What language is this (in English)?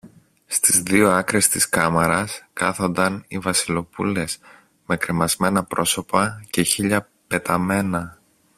Greek